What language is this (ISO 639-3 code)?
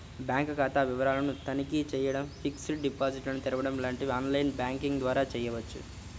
tel